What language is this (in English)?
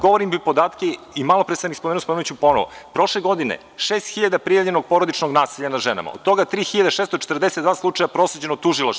Serbian